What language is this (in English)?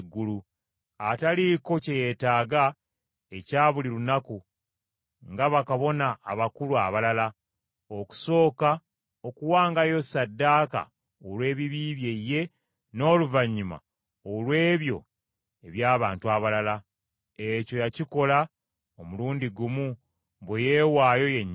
Ganda